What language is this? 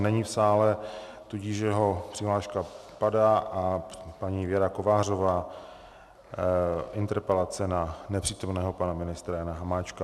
Czech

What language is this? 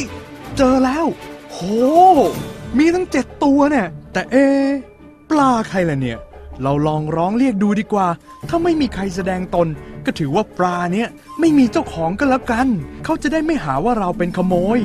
Thai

